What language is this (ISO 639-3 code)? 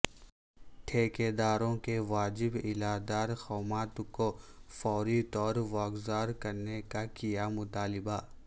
urd